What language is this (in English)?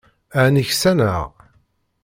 Kabyle